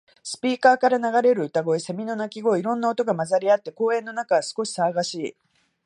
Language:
Japanese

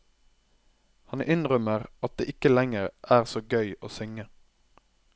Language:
Norwegian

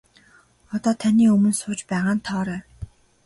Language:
Mongolian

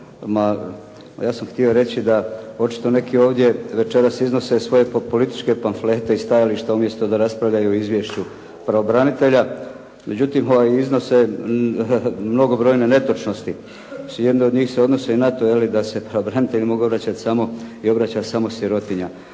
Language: Croatian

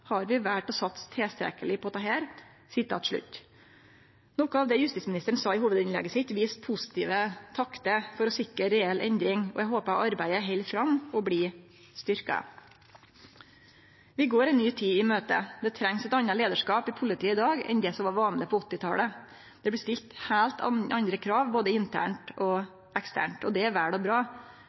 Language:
Norwegian Nynorsk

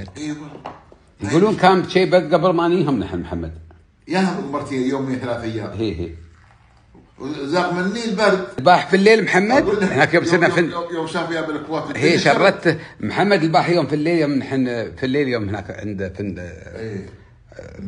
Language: Arabic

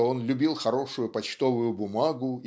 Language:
Russian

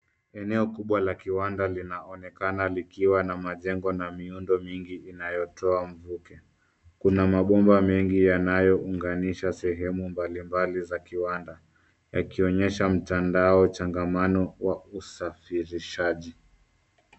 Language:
Swahili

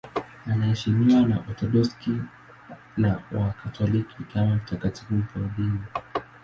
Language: Swahili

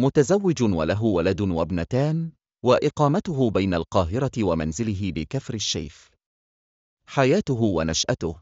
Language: Arabic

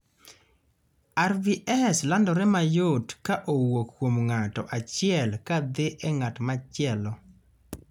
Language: Luo (Kenya and Tanzania)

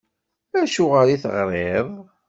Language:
Kabyle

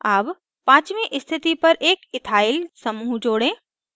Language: Hindi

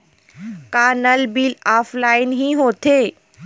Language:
Chhattisgarhi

